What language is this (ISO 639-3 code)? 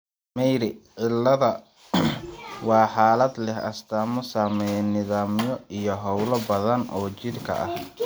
som